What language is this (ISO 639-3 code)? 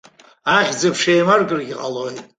abk